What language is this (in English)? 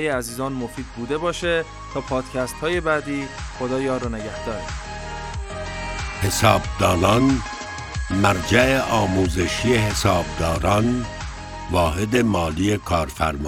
Persian